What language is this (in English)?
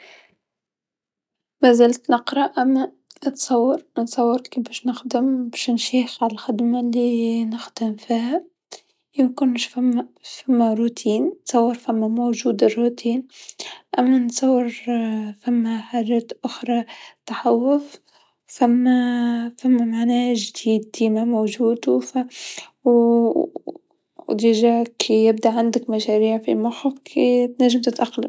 Tunisian Arabic